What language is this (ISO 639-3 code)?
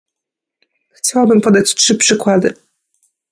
pol